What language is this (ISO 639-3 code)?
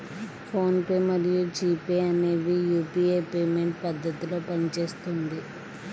tel